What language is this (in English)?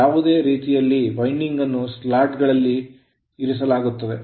Kannada